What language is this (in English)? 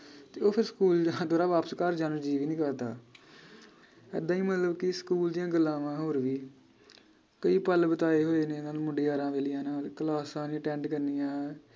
Punjabi